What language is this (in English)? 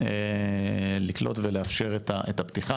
Hebrew